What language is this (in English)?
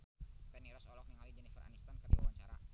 Sundanese